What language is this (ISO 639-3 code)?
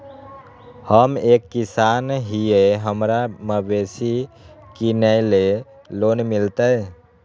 mag